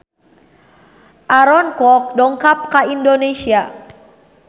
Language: Sundanese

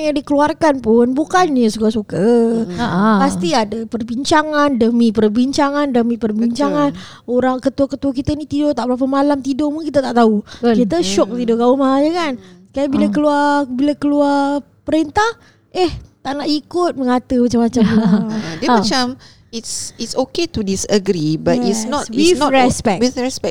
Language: Malay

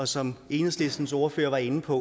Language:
Danish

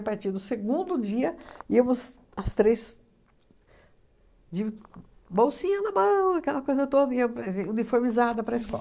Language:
Portuguese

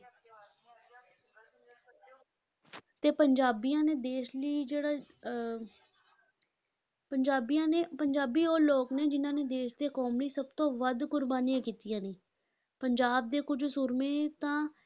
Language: Punjabi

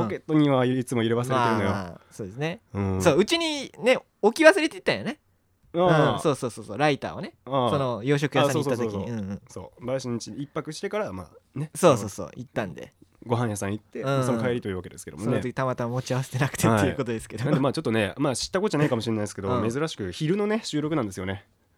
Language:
Japanese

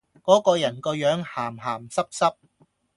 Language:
Cantonese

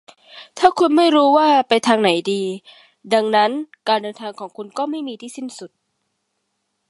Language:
Thai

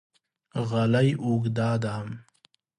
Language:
Pashto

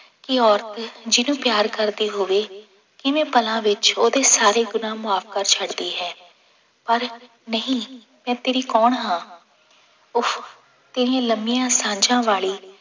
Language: Punjabi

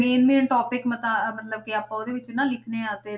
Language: Punjabi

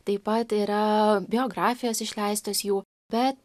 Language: Lithuanian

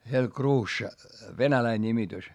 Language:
Finnish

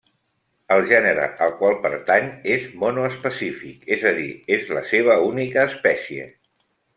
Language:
Catalan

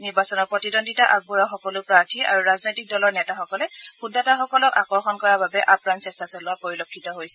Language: Assamese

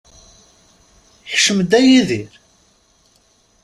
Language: Kabyle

